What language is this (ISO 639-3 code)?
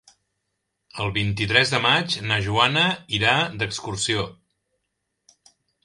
cat